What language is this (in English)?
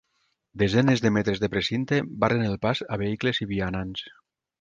Catalan